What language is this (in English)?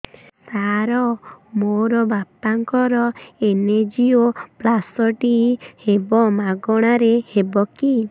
Odia